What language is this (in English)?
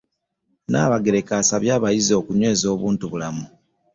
Ganda